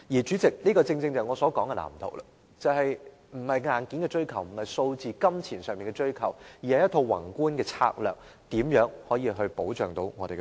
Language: Cantonese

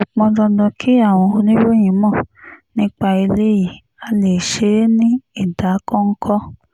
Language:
Yoruba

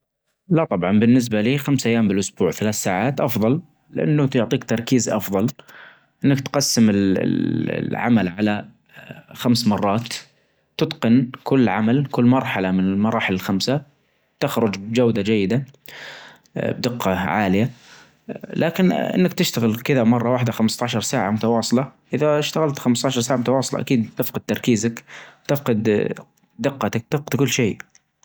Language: Najdi Arabic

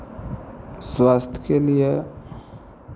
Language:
Maithili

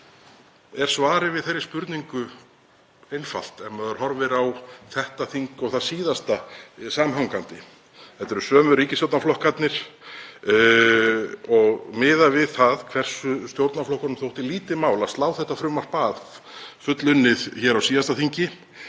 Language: Icelandic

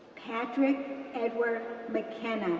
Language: English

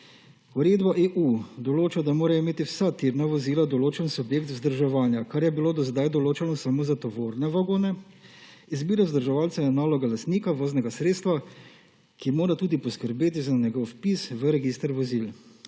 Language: Slovenian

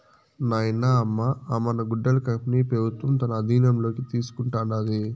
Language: Telugu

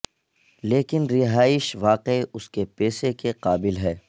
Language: Urdu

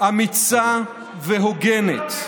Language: Hebrew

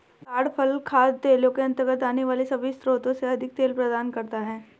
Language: Hindi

